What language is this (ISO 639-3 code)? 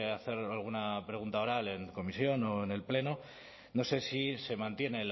spa